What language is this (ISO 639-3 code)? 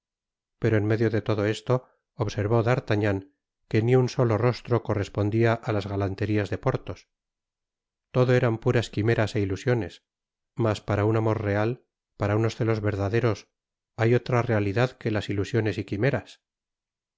spa